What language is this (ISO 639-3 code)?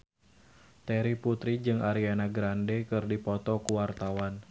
sun